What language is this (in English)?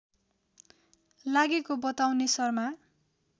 Nepali